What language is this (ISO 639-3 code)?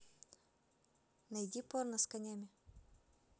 rus